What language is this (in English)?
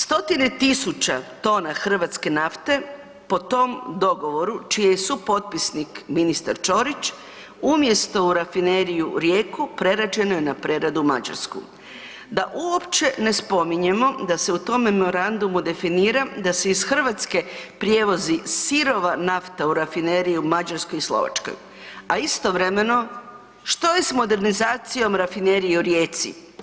Croatian